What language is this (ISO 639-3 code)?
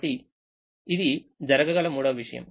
tel